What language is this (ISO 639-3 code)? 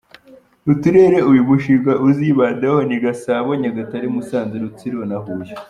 kin